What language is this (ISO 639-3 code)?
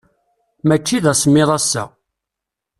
kab